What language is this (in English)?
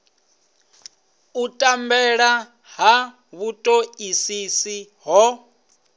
Venda